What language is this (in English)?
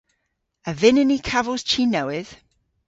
Cornish